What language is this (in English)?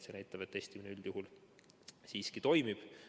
Estonian